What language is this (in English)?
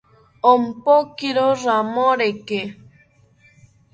South Ucayali Ashéninka